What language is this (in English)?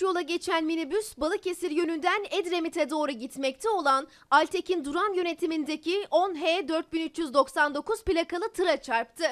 Turkish